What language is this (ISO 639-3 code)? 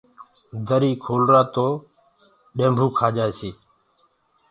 ggg